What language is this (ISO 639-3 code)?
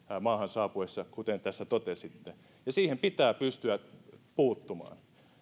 fin